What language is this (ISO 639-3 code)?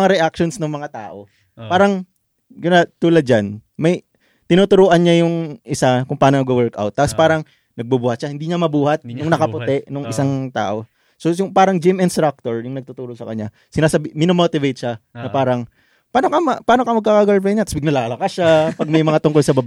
fil